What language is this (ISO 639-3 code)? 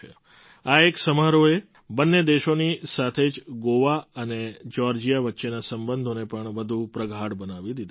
guj